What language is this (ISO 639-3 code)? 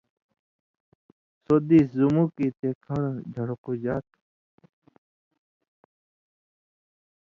mvy